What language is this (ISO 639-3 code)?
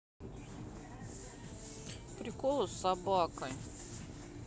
rus